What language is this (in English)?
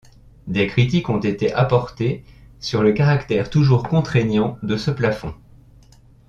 French